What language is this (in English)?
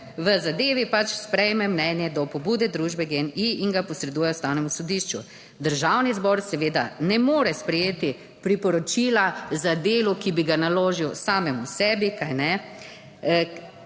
Slovenian